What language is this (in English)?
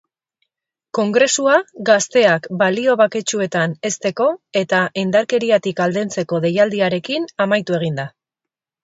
Basque